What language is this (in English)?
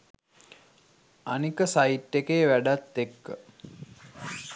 Sinhala